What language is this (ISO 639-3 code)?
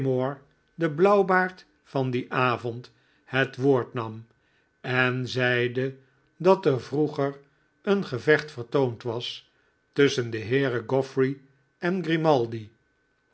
nld